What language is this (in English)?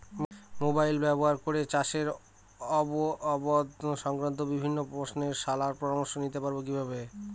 Bangla